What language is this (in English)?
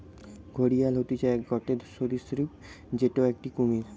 Bangla